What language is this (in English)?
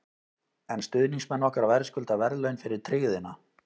Icelandic